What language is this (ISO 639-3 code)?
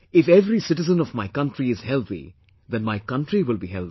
eng